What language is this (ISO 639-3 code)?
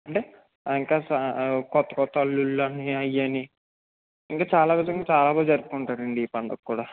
tel